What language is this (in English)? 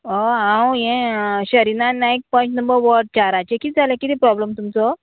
Konkani